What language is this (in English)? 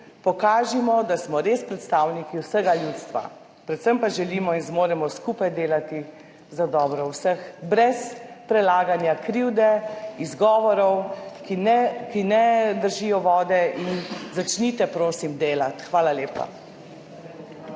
Slovenian